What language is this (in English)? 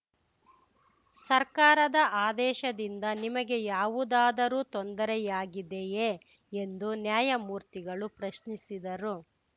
Kannada